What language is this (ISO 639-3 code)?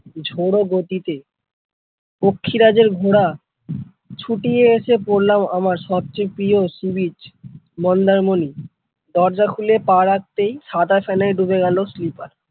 ben